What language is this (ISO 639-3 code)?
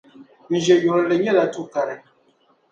dag